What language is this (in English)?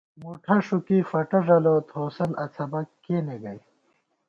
Gawar-Bati